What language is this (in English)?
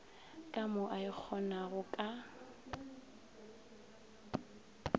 Northern Sotho